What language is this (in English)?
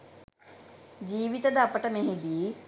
Sinhala